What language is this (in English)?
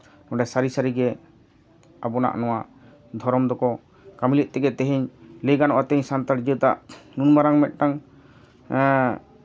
Santali